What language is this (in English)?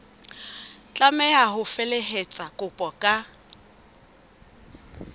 Southern Sotho